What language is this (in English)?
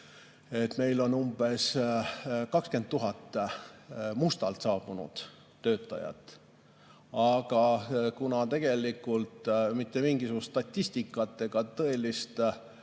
Estonian